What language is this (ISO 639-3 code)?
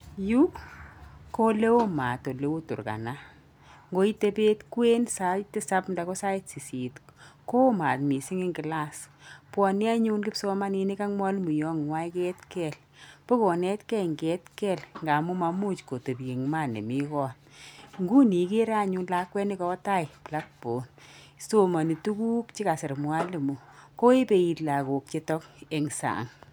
kln